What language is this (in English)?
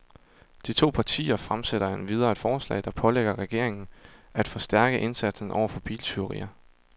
Danish